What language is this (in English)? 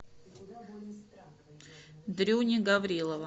Russian